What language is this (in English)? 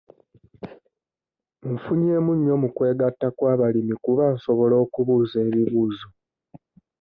Ganda